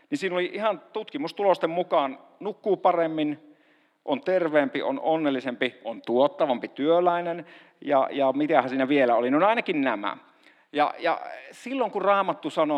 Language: Finnish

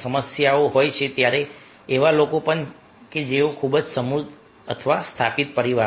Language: Gujarati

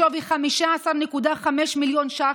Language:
Hebrew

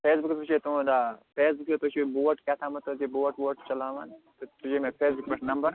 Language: Kashmiri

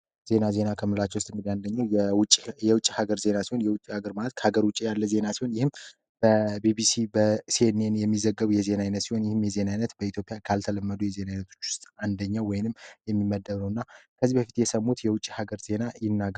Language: Amharic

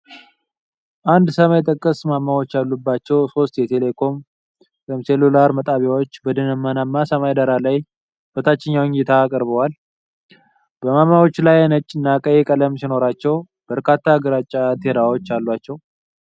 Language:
Amharic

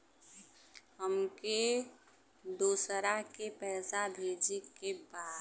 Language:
Bhojpuri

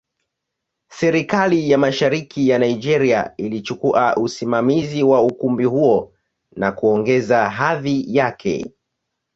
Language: Swahili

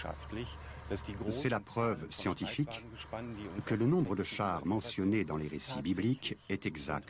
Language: French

